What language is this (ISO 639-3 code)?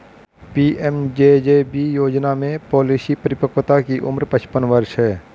hin